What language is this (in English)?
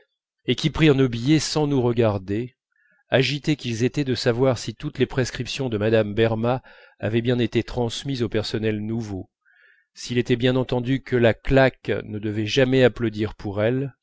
French